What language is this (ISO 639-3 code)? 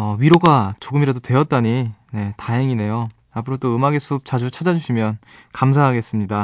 kor